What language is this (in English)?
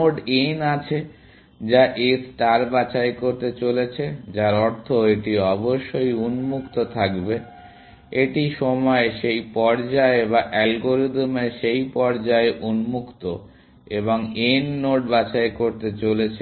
Bangla